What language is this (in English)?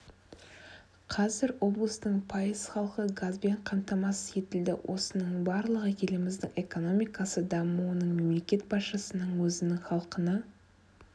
Kazakh